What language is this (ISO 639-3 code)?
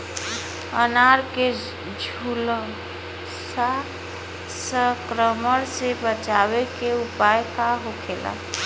bho